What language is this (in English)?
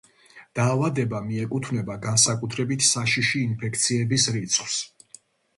Georgian